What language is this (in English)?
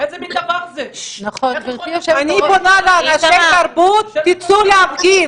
Hebrew